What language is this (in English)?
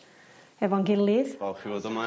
Welsh